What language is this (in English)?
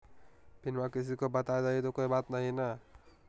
Magahi